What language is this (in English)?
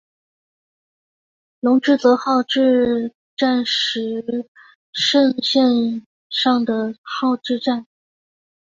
Chinese